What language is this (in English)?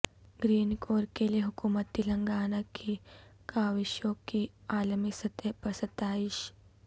Urdu